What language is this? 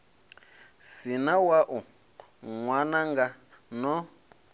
Venda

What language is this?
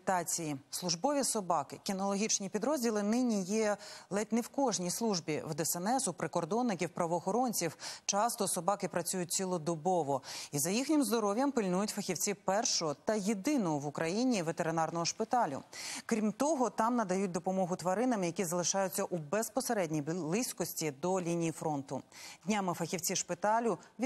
Ukrainian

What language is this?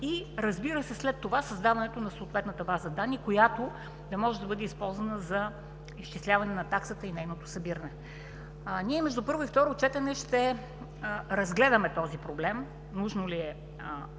Bulgarian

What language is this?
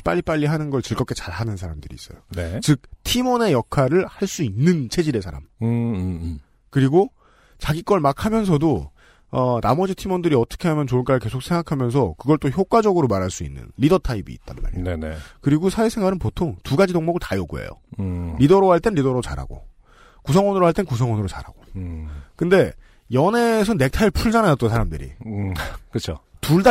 Korean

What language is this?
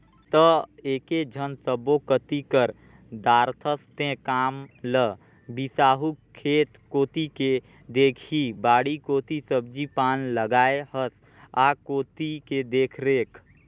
Chhattisgarhi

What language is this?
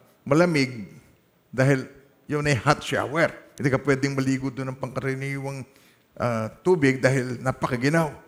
Filipino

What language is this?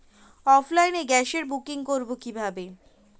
Bangla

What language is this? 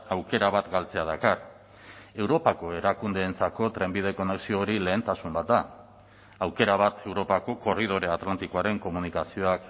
Basque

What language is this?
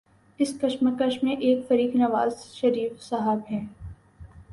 Urdu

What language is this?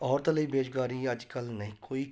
Punjabi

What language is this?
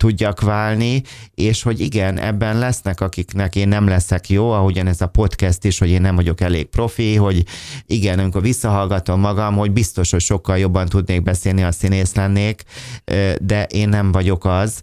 Hungarian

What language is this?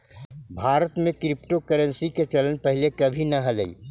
Magahi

